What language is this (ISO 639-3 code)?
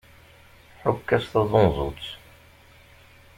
kab